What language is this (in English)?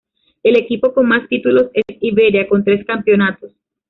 Spanish